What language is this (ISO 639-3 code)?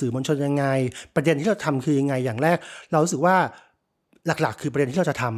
tha